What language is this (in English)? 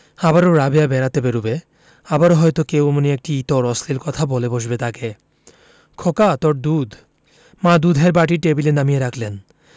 Bangla